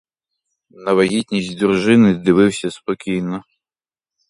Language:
Ukrainian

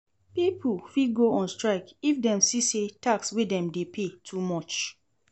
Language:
Nigerian Pidgin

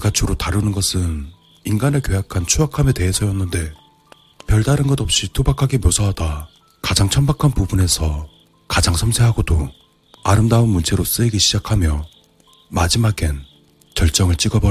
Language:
Korean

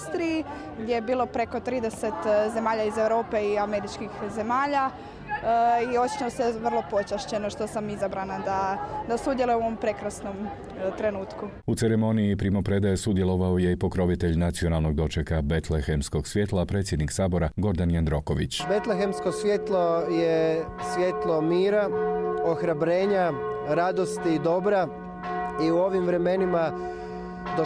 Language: Croatian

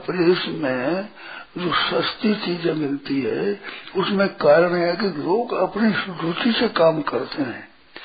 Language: Hindi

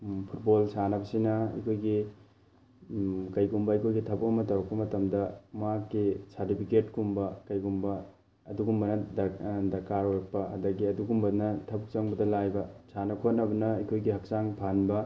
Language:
Manipuri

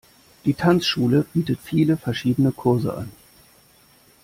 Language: German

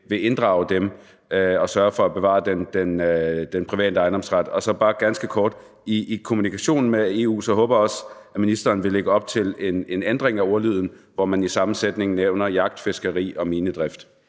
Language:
Danish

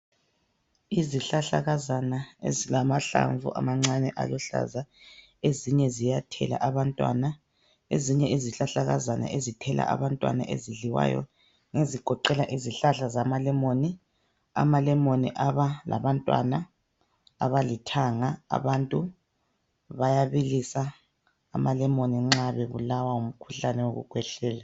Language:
North Ndebele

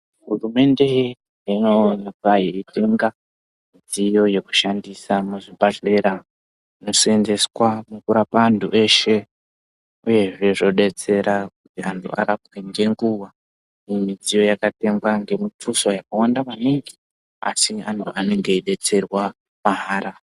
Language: Ndau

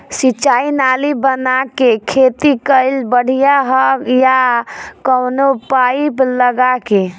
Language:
Bhojpuri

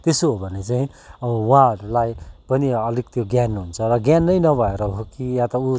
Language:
Nepali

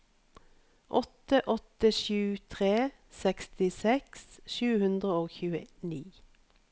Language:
Norwegian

